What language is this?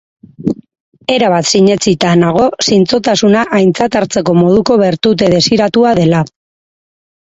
Basque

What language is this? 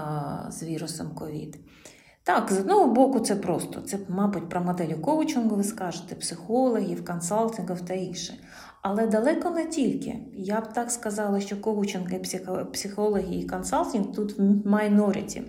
Ukrainian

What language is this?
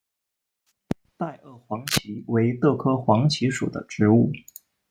Chinese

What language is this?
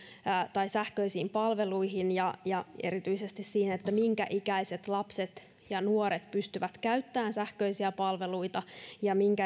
Finnish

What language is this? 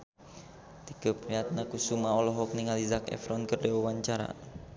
Sundanese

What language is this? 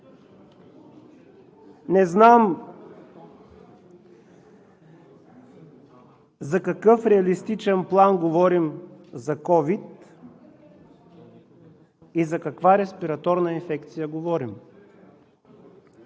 Bulgarian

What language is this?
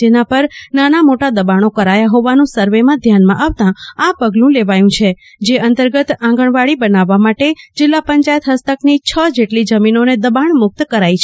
Gujarati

